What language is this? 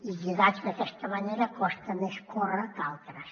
Catalan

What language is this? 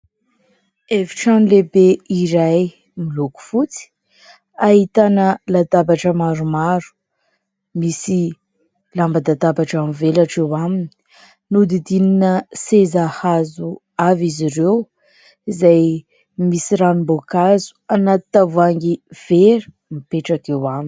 Malagasy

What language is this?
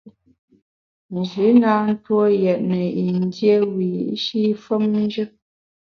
Bamun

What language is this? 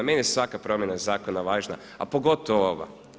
Croatian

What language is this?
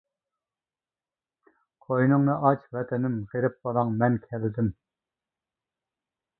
Uyghur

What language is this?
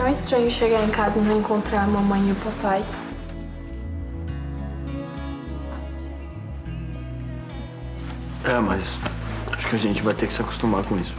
Portuguese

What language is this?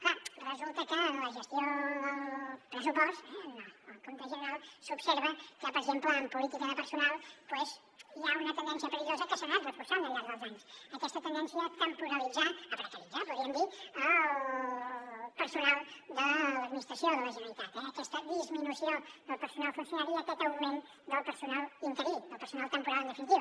Catalan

